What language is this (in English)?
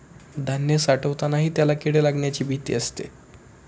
Marathi